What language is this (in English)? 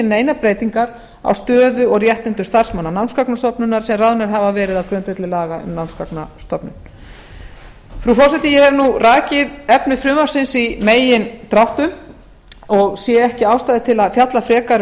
Icelandic